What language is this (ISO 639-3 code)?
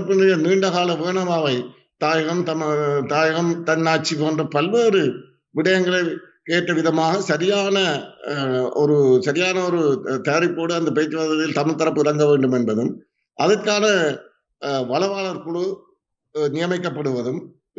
tam